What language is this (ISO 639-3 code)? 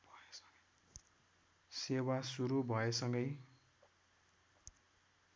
nep